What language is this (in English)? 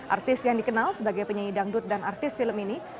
Indonesian